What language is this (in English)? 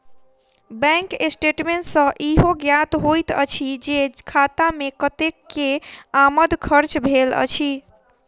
Maithili